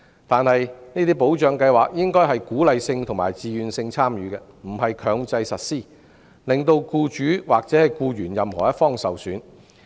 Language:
Cantonese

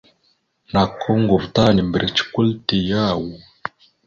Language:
Mada (Cameroon)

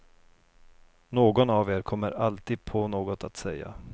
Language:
Swedish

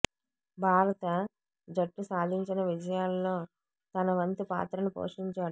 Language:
Telugu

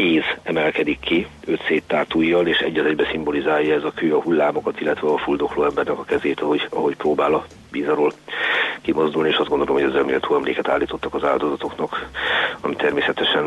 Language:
Hungarian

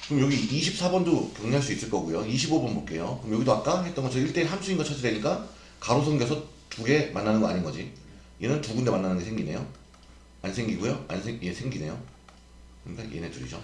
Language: Korean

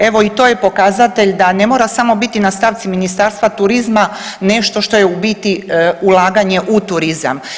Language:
Croatian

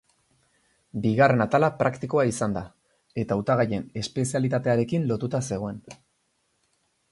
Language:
Basque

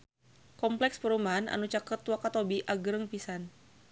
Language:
Sundanese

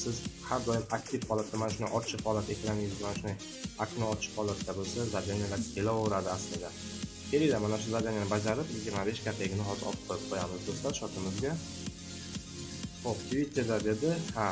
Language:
Turkish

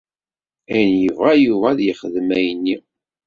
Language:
Kabyle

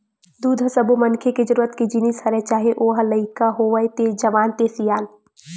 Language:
Chhattisgarhi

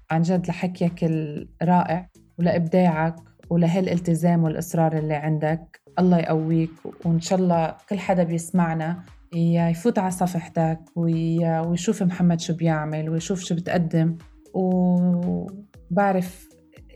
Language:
Arabic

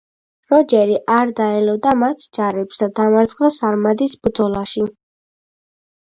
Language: Georgian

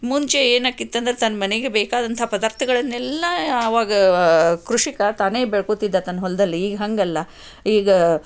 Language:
Kannada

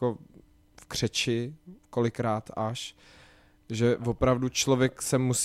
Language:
Czech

